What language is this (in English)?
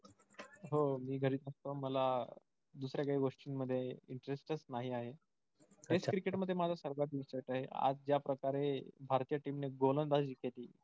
Marathi